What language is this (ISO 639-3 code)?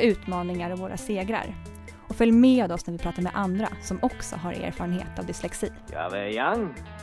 swe